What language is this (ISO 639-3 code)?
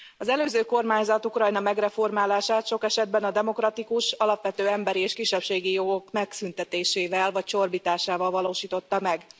hun